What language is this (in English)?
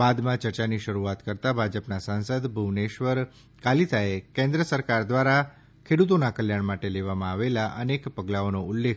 Gujarati